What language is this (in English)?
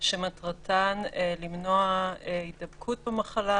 Hebrew